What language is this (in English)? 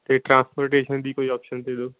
Punjabi